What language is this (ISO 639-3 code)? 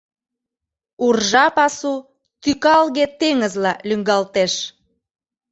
chm